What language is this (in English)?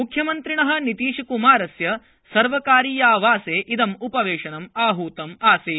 Sanskrit